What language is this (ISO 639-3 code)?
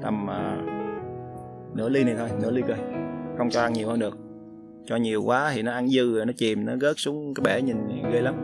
vie